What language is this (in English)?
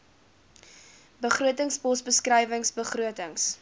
Afrikaans